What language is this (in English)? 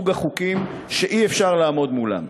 Hebrew